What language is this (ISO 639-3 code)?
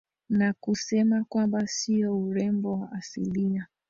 swa